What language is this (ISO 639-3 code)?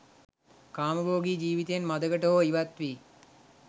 sin